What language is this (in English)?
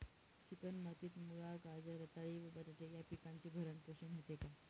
Marathi